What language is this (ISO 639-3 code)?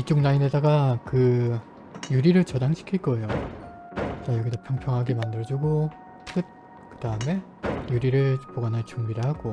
kor